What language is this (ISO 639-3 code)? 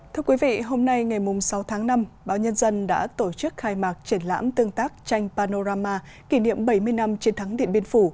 vie